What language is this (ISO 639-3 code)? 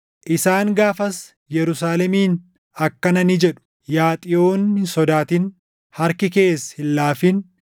orm